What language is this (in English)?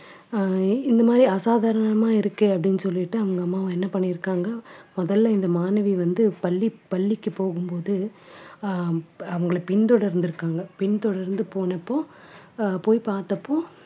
Tamil